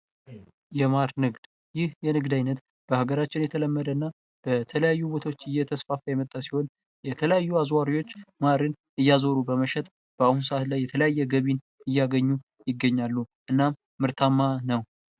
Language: Amharic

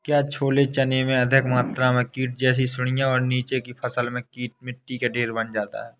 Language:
Hindi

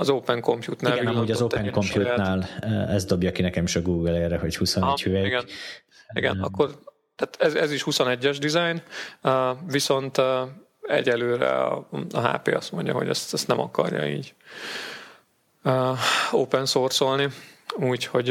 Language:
Hungarian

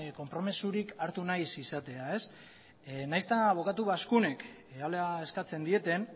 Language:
Basque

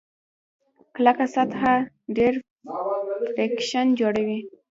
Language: Pashto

